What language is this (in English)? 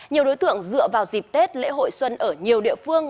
Vietnamese